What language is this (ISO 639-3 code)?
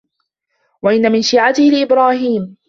ara